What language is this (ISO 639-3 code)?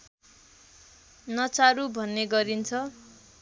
nep